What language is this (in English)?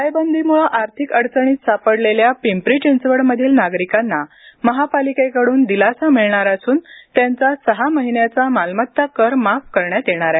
Marathi